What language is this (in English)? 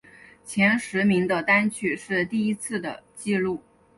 Chinese